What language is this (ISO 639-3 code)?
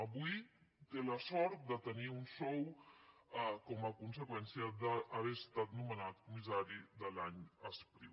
cat